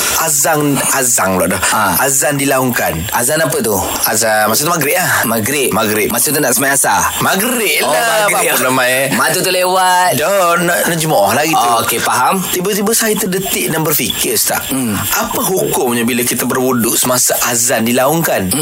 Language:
Malay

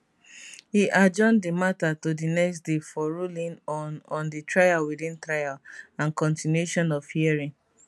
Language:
Nigerian Pidgin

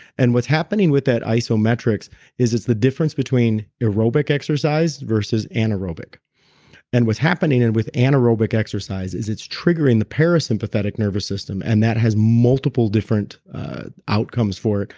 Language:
English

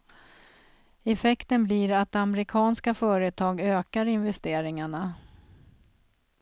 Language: Swedish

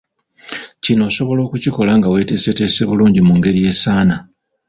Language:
Ganda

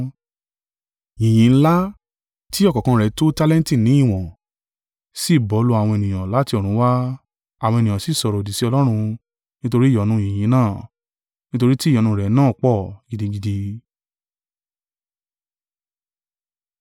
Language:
Yoruba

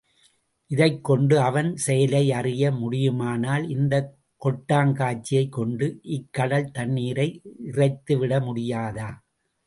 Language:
Tamil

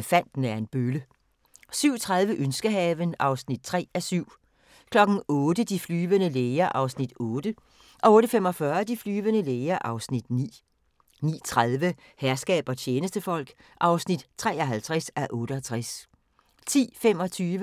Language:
Danish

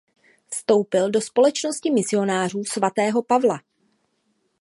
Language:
Czech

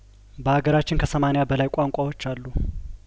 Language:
Amharic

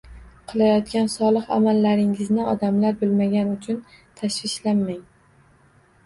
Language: Uzbek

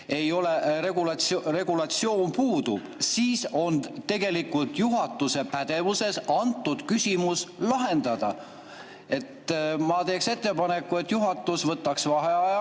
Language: Estonian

